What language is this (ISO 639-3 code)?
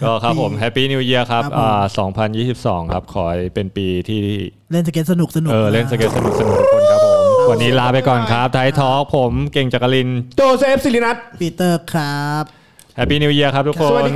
tha